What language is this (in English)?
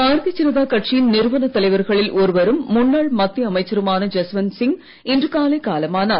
Tamil